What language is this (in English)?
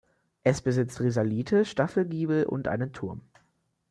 German